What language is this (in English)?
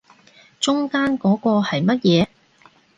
Cantonese